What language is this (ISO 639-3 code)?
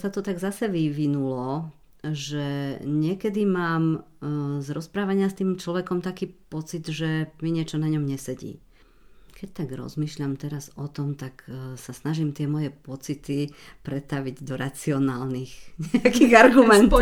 slk